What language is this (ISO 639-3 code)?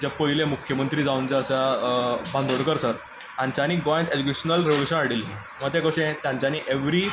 kok